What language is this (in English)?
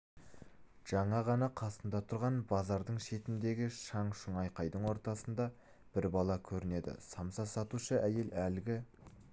Kazakh